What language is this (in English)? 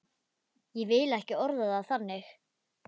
Icelandic